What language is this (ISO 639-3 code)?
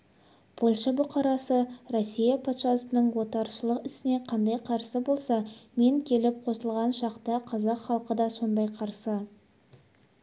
kaz